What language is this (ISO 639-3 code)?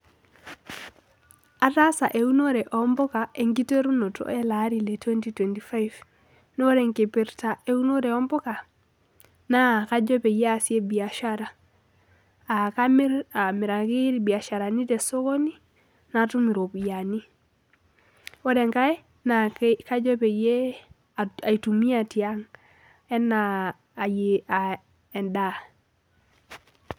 mas